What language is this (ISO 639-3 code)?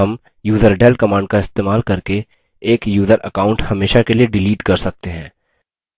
hin